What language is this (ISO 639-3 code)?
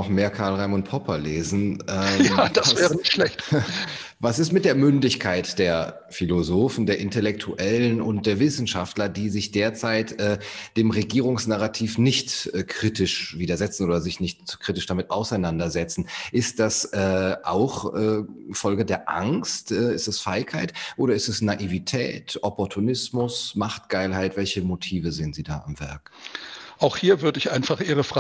deu